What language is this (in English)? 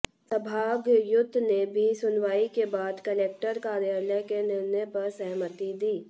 Hindi